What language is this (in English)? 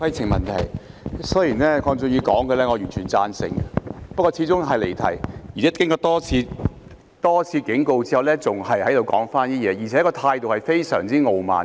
Cantonese